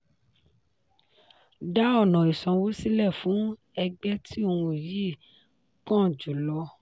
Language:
Yoruba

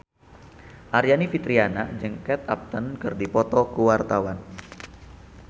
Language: Sundanese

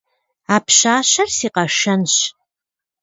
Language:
Kabardian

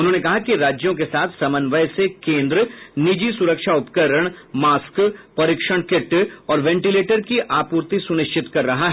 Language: Hindi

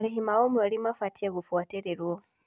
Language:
Kikuyu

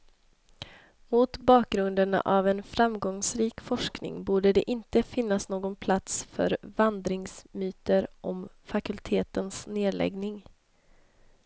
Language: Swedish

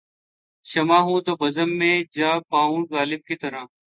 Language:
Urdu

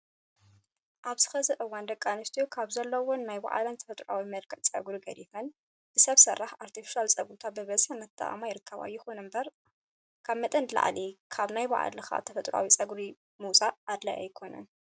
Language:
Tigrinya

